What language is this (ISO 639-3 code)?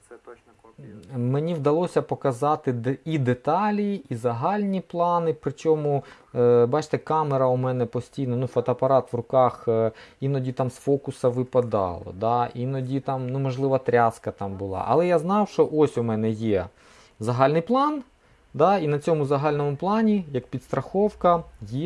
ukr